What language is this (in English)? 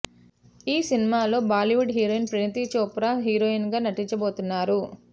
Telugu